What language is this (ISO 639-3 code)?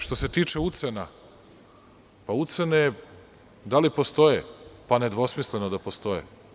srp